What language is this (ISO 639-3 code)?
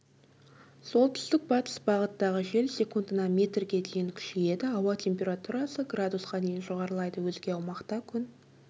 kaz